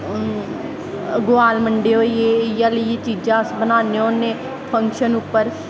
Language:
Dogri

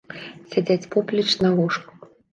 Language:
Belarusian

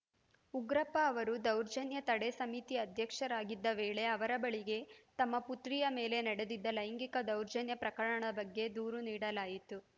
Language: Kannada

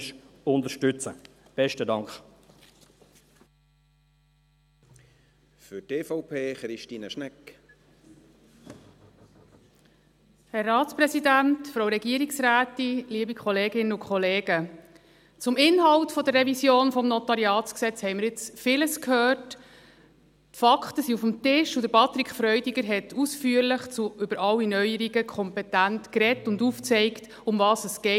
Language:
Swiss German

